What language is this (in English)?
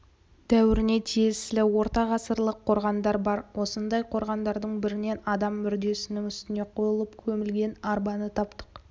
Kazakh